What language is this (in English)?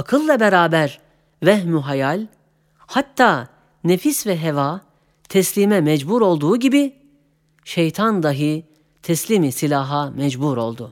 Turkish